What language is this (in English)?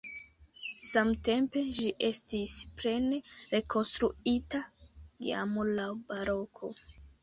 Esperanto